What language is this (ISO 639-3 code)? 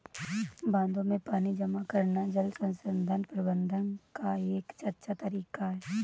hin